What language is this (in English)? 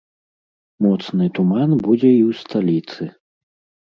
Belarusian